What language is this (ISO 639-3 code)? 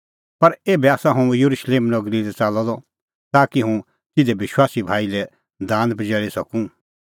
kfx